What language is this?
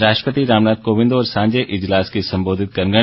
Dogri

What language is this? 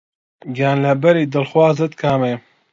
Central Kurdish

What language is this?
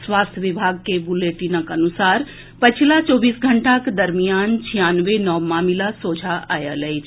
Maithili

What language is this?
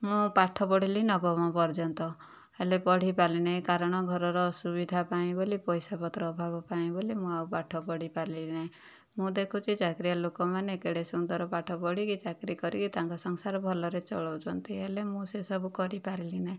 Odia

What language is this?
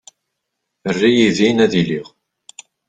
Kabyle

